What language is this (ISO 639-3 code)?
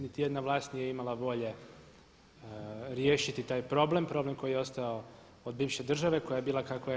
hrv